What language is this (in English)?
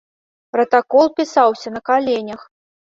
Belarusian